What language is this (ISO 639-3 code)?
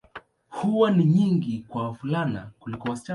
swa